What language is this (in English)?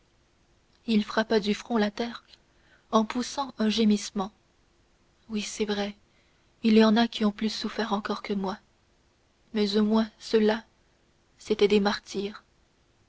French